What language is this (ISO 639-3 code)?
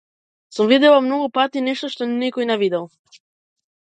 mkd